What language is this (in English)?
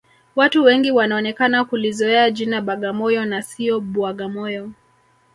Swahili